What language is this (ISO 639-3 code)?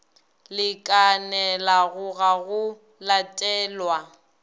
nso